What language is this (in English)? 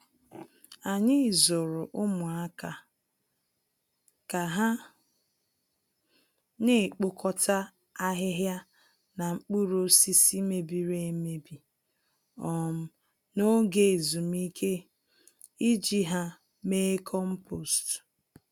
Igbo